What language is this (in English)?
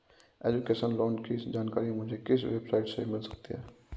Hindi